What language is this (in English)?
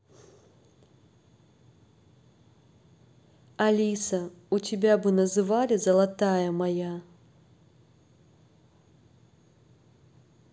Russian